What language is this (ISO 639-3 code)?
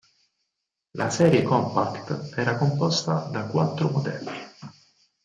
ita